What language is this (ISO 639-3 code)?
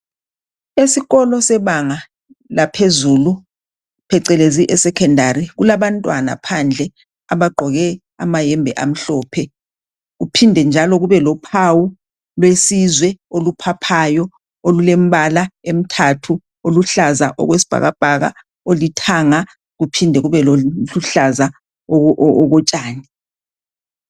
nde